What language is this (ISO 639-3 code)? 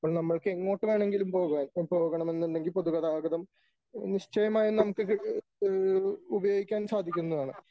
mal